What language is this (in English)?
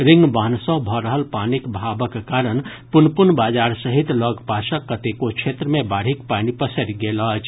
Maithili